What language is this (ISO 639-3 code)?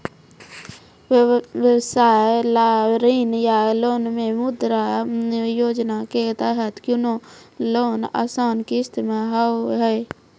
mai